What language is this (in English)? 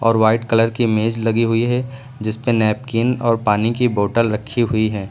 Hindi